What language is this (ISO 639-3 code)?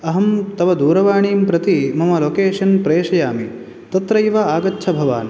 san